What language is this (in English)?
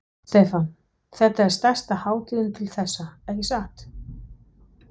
Icelandic